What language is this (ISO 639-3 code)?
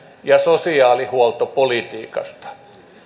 fin